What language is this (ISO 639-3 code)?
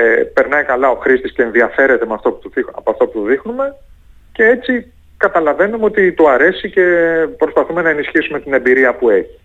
ell